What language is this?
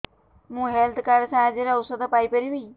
Odia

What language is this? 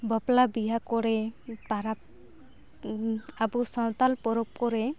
Santali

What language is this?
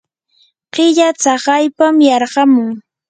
Yanahuanca Pasco Quechua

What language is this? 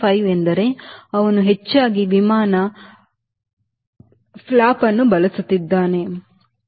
Kannada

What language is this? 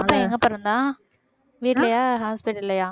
Tamil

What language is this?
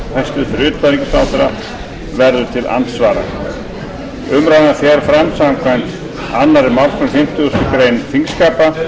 Icelandic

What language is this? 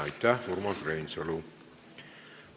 Estonian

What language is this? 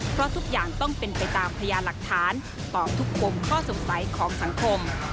Thai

